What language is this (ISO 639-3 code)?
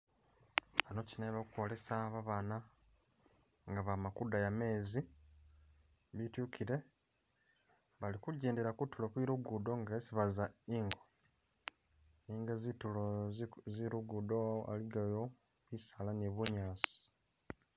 myx